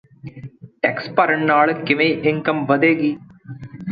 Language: Punjabi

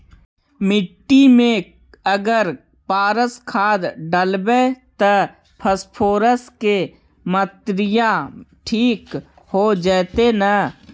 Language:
Magahi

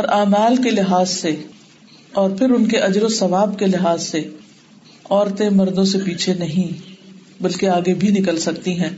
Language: Urdu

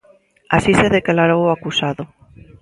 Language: Galician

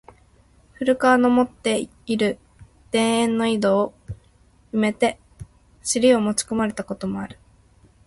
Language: Japanese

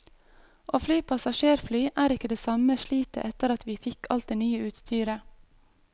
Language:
Norwegian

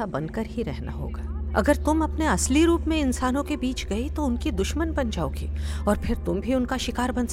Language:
Hindi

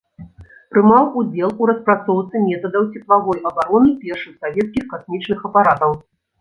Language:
Belarusian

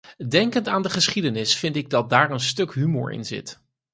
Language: Dutch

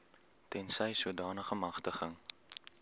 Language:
Afrikaans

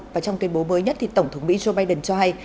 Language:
Vietnamese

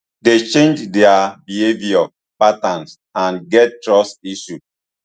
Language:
Nigerian Pidgin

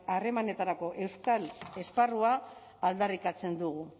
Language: Basque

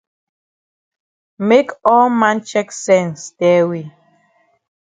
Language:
Cameroon Pidgin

